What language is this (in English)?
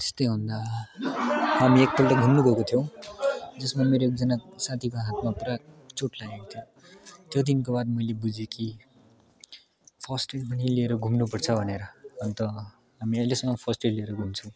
Nepali